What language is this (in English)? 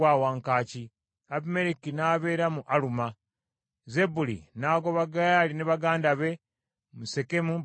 Ganda